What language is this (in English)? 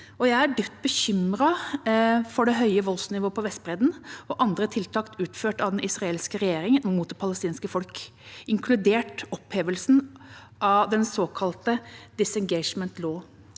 Norwegian